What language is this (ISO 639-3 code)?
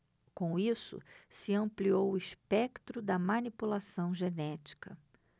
por